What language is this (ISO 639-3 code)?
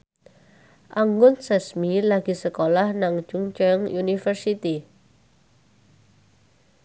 jav